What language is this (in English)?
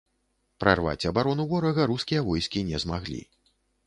Belarusian